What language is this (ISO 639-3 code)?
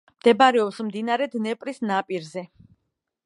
kat